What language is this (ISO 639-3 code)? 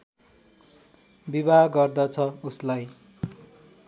nep